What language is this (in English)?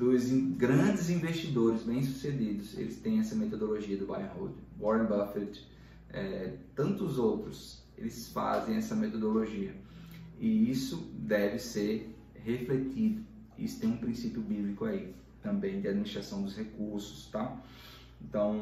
Portuguese